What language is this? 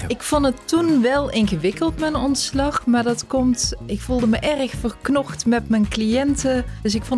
Dutch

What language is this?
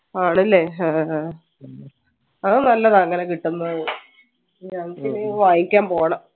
Malayalam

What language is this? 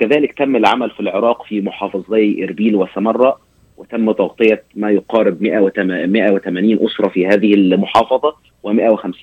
Arabic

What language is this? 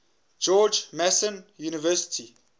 English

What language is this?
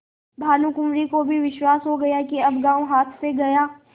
Hindi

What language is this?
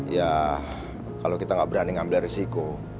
Indonesian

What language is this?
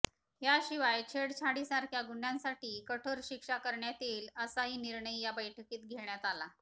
Marathi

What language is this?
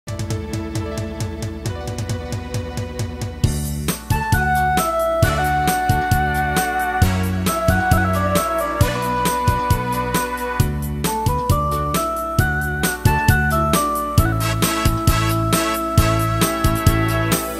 Vietnamese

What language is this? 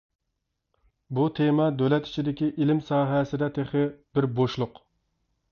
Uyghur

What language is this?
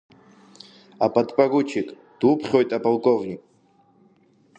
Abkhazian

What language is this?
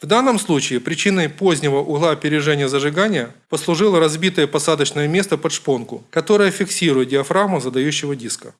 Russian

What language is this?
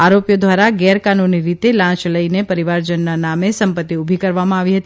Gujarati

